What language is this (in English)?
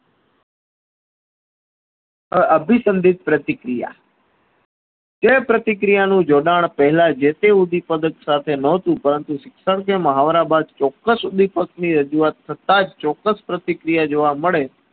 Gujarati